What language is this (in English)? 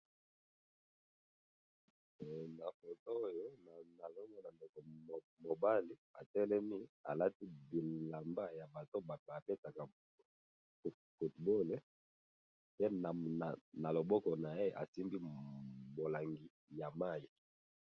Lingala